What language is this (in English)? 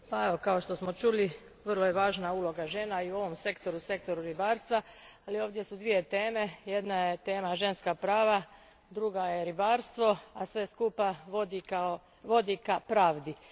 Croatian